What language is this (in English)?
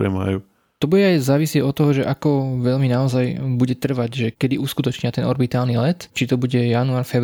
Slovak